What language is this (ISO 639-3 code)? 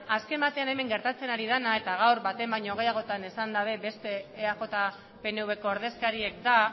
eus